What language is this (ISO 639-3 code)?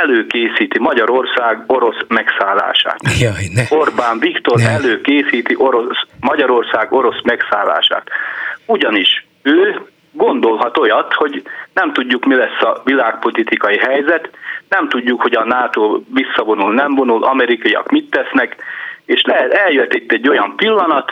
hun